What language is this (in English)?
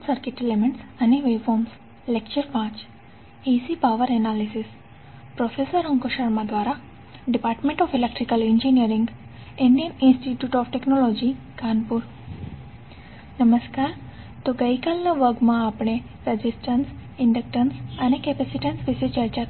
Gujarati